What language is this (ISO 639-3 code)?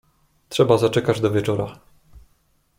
pol